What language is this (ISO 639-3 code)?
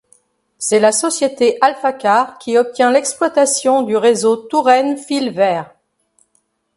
fra